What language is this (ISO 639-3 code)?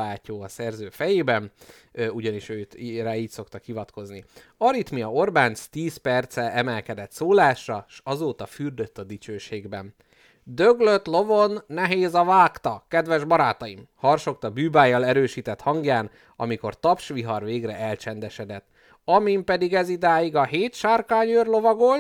hun